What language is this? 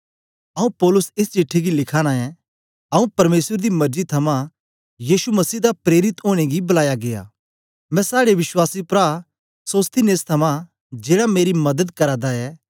Dogri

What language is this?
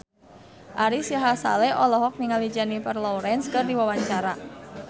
Sundanese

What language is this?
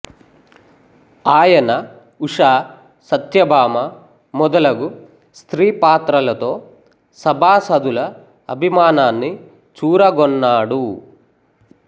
Telugu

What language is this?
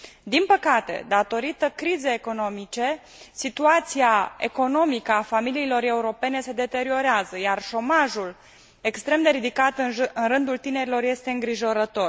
Romanian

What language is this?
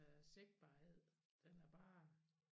Danish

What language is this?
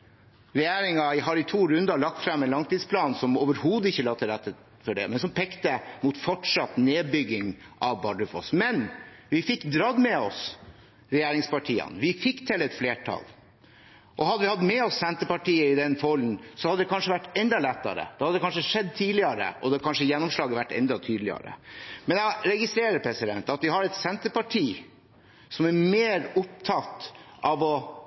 Norwegian Bokmål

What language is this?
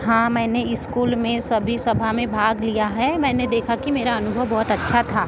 Hindi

